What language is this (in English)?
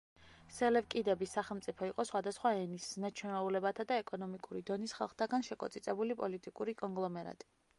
Georgian